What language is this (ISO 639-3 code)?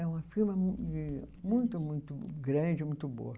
por